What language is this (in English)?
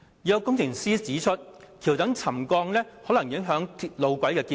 Cantonese